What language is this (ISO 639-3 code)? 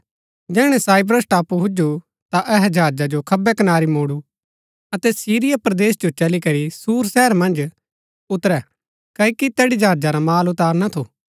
gbk